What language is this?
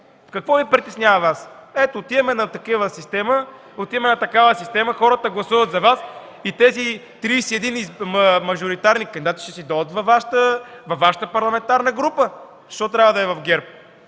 Bulgarian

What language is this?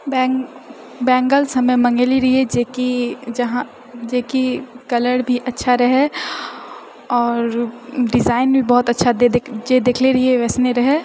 Maithili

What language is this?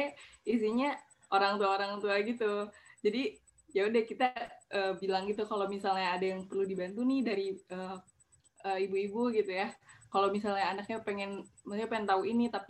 Indonesian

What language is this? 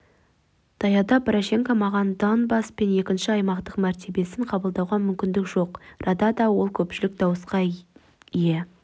Kazakh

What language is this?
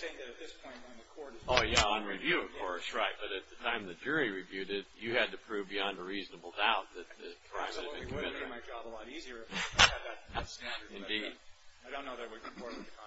English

